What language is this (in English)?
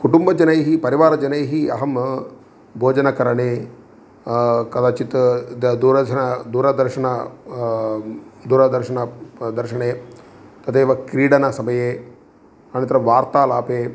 Sanskrit